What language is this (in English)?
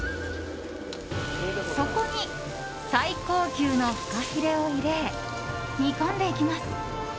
Japanese